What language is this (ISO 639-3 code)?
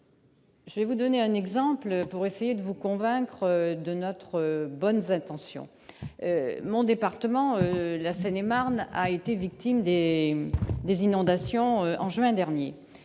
fra